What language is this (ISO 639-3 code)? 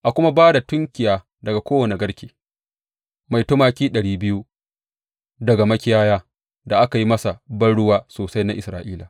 hau